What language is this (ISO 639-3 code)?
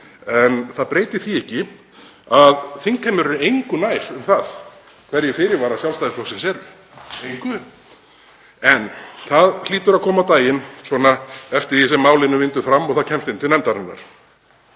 isl